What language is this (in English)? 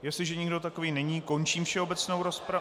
Czech